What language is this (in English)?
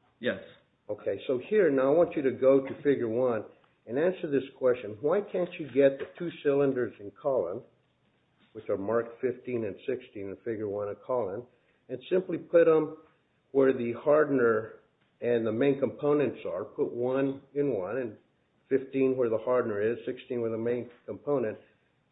English